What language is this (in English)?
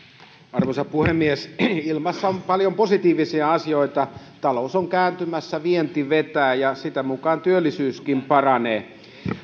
Finnish